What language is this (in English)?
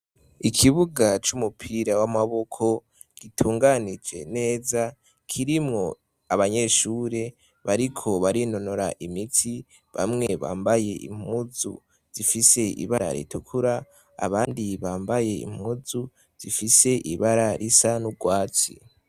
Rundi